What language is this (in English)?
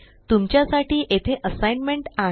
Marathi